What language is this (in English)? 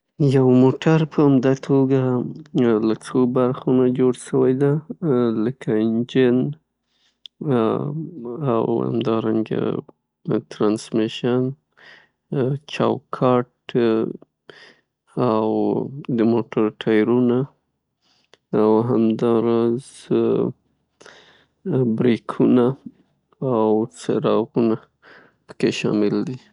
Pashto